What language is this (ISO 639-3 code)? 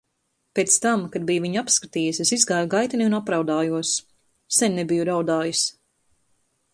lav